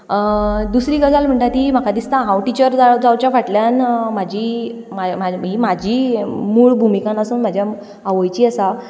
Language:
Konkani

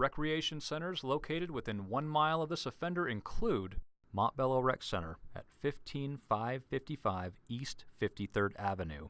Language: English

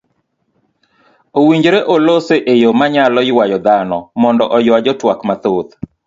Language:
Luo (Kenya and Tanzania)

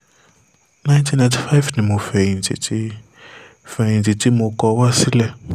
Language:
Yoruba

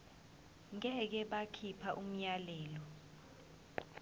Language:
Zulu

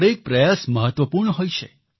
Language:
Gujarati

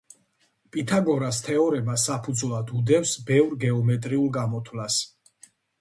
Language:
Georgian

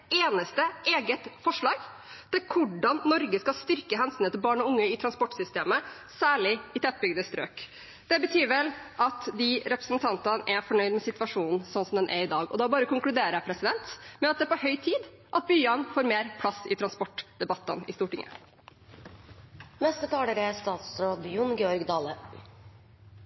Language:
Norwegian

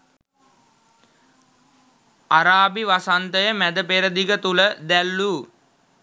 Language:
Sinhala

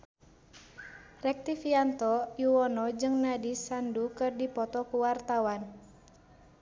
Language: Sundanese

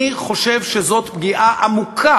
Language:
Hebrew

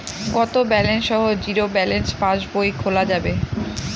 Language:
Bangla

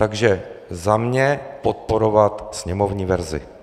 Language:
Czech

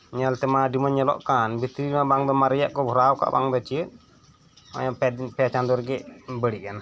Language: Santali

